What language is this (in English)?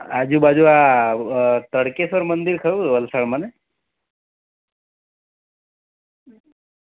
Gujarati